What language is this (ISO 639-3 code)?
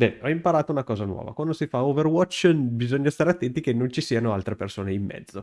ita